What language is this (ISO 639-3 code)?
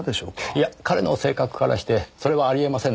jpn